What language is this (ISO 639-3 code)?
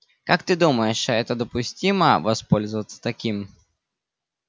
rus